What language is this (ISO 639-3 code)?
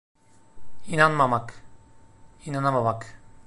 tur